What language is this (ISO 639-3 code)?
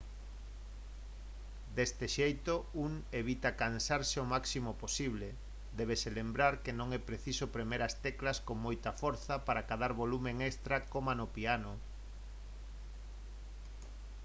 glg